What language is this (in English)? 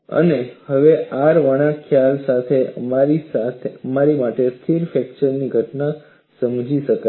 Gujarati